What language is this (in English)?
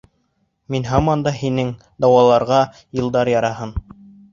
Bashkir